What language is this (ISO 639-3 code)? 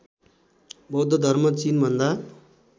nep